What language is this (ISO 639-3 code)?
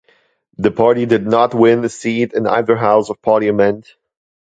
eng